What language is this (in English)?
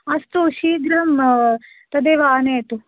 Sanskrit